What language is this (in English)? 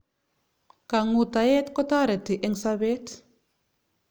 Kalenjin